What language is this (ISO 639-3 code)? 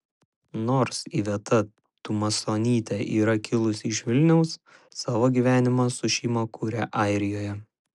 lit